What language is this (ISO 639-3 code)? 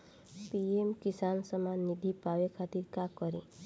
bho